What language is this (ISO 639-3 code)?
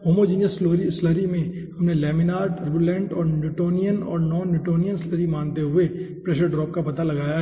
hin